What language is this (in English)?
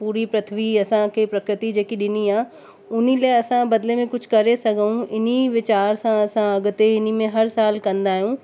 Sindhi